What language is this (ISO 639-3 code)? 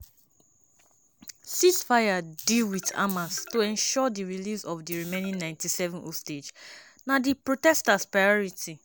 pcm